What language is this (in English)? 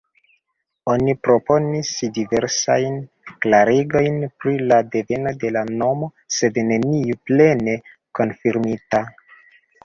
Esperanto